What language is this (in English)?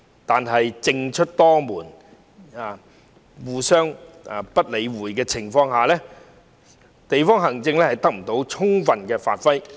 Cantonese